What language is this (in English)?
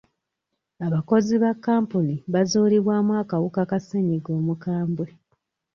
Ganda